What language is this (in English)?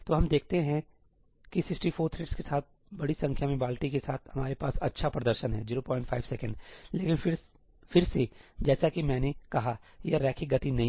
Hindi